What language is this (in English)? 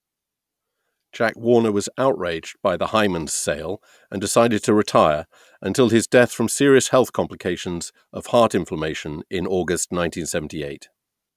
English